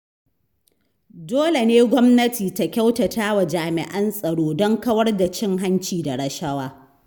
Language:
Hausa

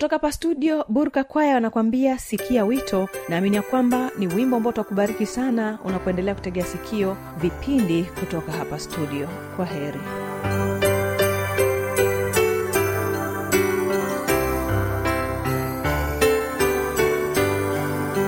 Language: Swahili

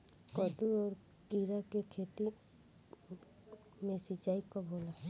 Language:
Bhojpuri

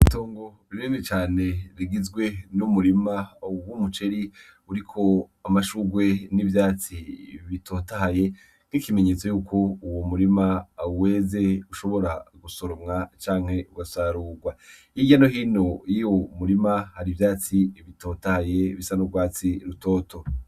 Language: Rundi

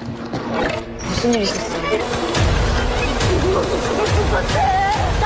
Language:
Korean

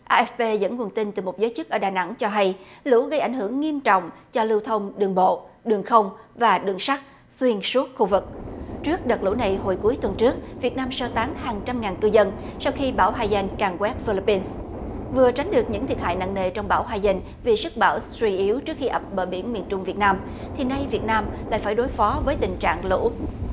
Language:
Vietnamese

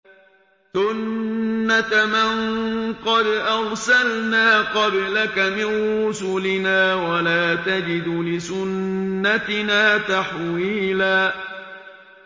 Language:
Arabic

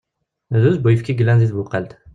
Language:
Kabyle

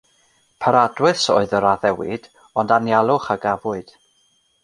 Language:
Welsh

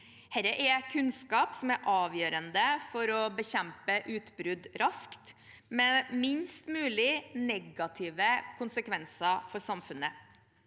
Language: Norwegian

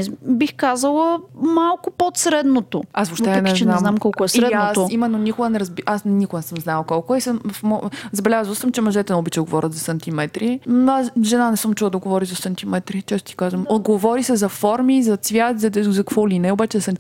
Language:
Bulgarian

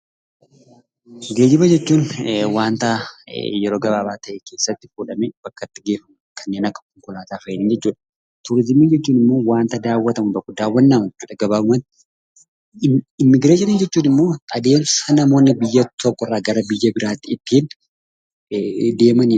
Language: Oromo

